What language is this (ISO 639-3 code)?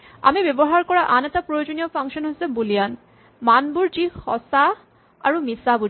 asm